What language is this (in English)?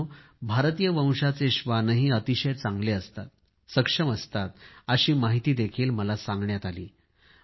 Marathi